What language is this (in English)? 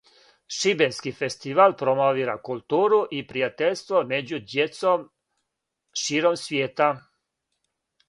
Serbian